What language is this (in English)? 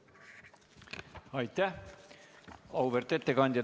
Estonian